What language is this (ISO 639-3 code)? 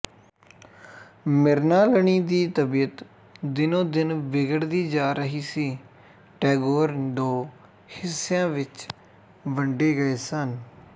pan